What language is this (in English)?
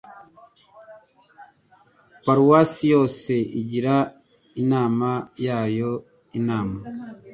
Kinyarwanda